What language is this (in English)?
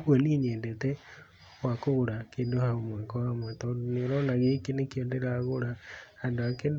Kikuyu